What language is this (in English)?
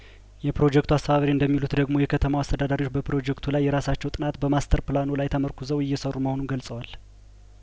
Amharic